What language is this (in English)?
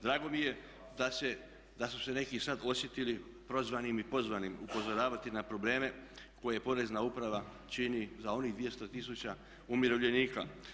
Croatian